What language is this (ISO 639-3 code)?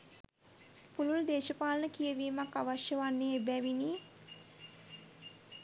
sin